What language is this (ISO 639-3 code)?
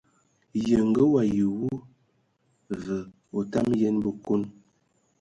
ewo